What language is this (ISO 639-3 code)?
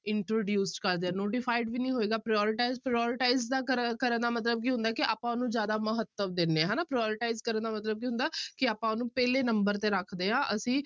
pan